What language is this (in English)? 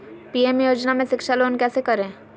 Magahi